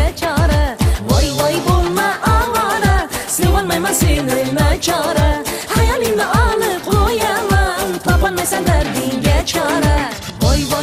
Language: Turkish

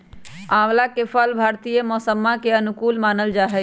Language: Magahi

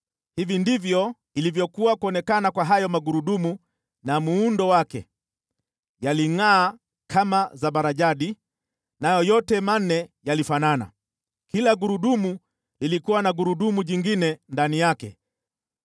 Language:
Swahili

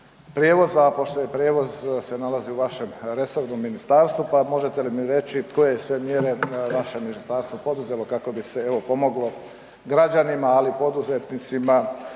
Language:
Croatian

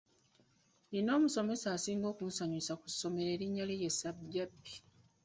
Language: Ganda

